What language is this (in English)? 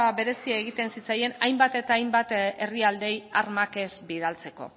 Basque